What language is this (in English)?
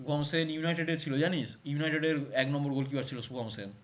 Bangla